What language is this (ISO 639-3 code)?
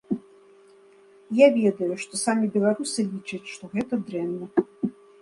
bel